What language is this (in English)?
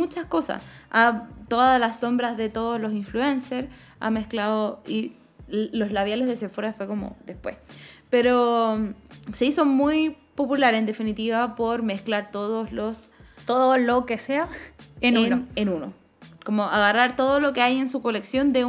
Spanish